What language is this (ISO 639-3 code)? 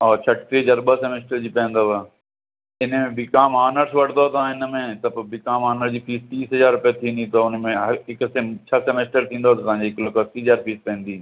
snd